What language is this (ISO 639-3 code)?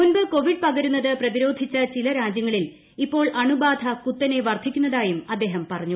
mal